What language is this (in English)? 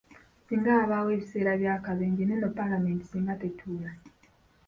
Ganda